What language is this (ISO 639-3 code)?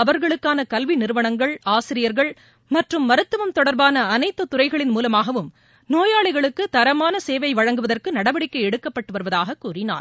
tam